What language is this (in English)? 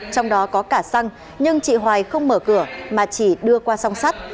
Vietnamese